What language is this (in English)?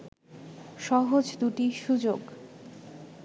Bangla